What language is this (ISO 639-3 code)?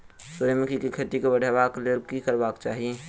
mai